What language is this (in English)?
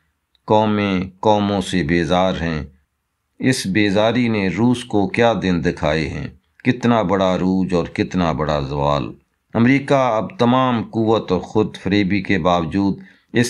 Hindi